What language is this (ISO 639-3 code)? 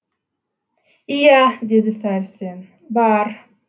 kaz